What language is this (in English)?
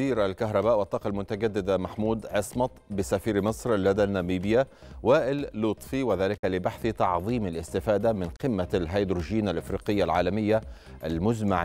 Arabic